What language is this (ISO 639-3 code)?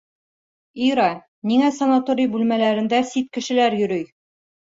bak